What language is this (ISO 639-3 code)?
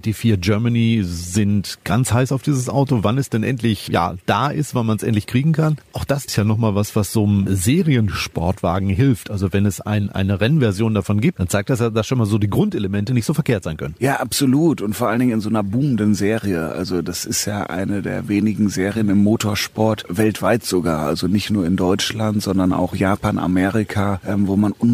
deu